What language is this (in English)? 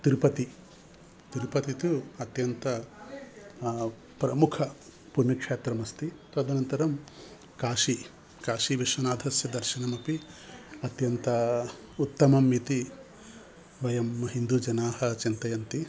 Sanskrit